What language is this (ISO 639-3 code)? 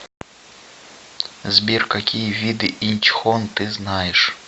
rus